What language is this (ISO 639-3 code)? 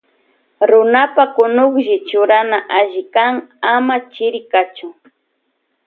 qvj